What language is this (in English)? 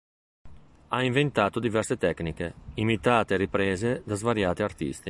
Italian